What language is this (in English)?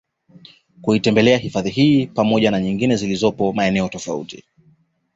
Swahili